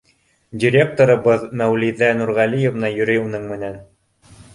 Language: Bashkir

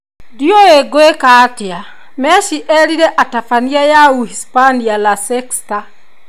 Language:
Kikuyu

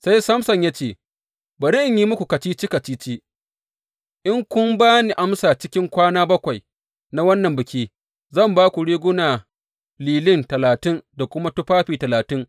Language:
Hausa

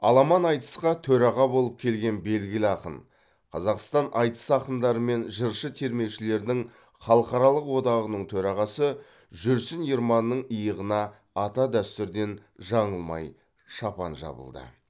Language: Kazakh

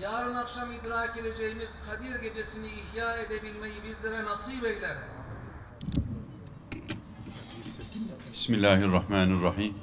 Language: Turkish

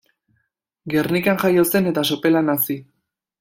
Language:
Basque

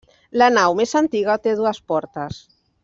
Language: Catalan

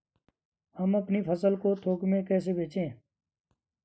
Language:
Hindi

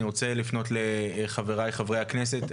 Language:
Hebrew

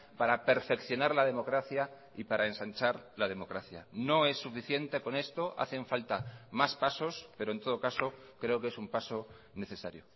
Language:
Spanish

